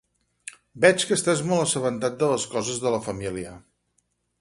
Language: Catalan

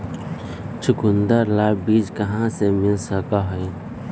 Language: Magahi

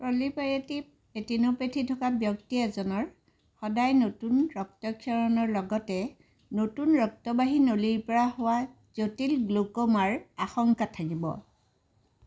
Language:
Assamese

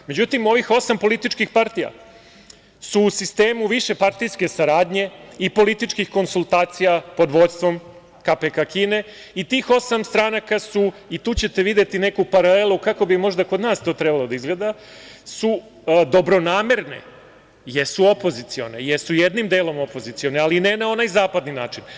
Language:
Serbian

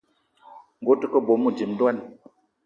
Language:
Eton (Cameroon)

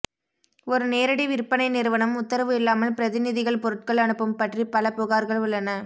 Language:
Tamil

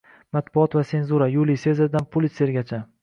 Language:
Uzbek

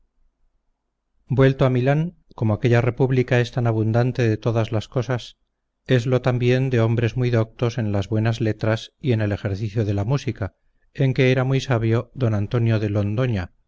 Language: Spanish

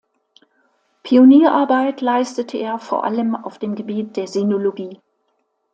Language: German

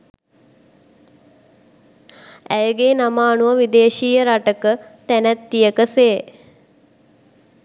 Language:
Sinhala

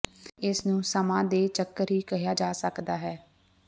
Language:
Punjabi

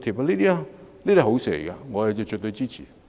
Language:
Cantonese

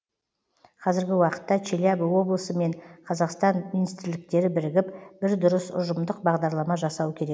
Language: Kazakh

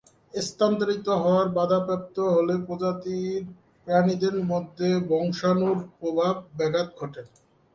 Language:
Bangla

